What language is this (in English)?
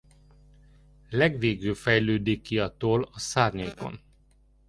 Hungarian